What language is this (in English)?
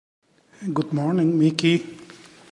Spanish